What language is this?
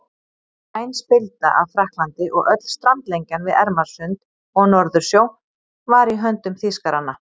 Icelandic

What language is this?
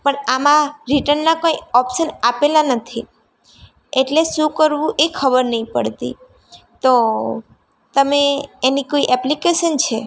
Gujarati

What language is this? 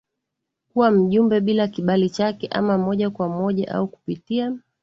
Swahili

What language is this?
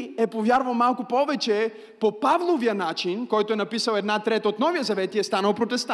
Bulgarian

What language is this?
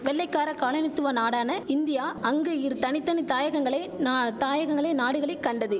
Tamil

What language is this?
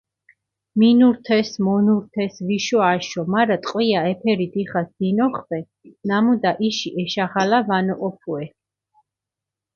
Mingrelian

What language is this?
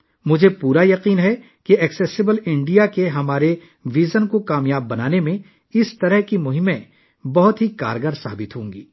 Urdu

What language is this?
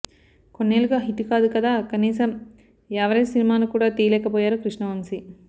Telugu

